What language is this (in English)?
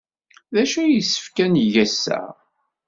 Kabyle